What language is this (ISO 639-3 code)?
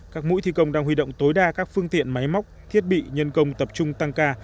vie